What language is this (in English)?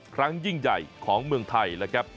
Thai